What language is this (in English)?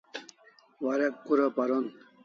Kalasha